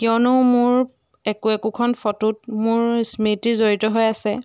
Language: Assamese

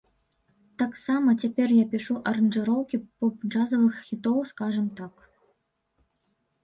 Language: Belarusian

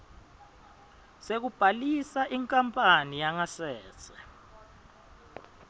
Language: Swati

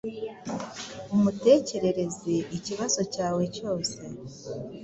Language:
Kinyarwanda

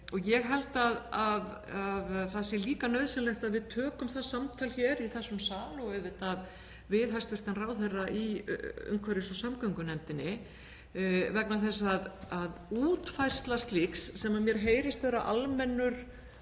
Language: Icelandic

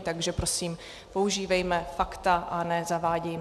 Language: Czech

